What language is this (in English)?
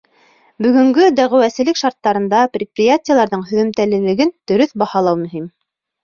Bashkir